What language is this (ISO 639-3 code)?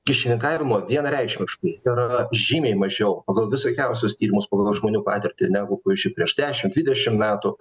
lit